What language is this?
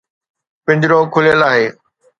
Sindhi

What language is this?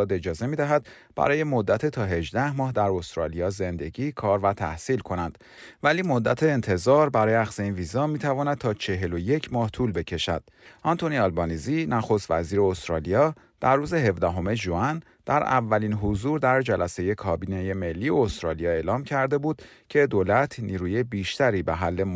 Persian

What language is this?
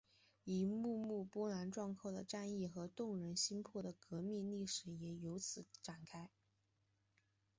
Chinese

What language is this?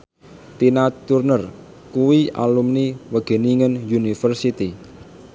Javanese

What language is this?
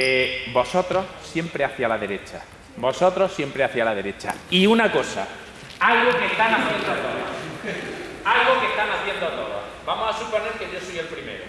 Spanish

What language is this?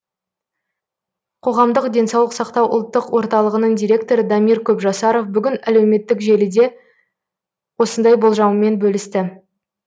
Kazakh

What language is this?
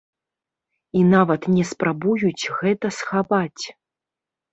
Belarusian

